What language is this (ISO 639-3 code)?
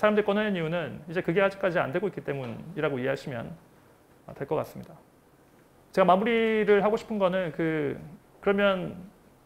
kor